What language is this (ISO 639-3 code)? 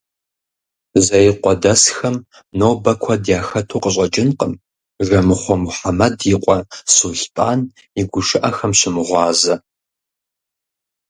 kbd